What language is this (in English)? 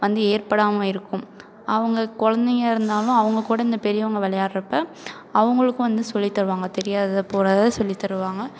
Tamil